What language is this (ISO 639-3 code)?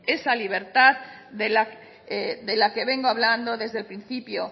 spa